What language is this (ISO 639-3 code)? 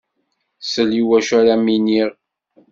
kab